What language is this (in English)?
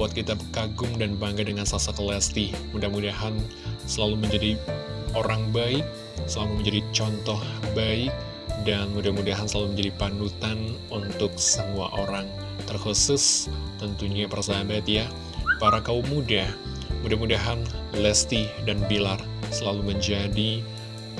Indonesian